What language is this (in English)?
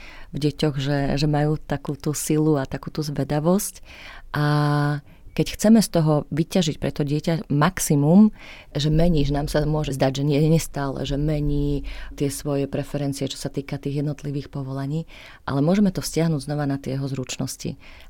Slovak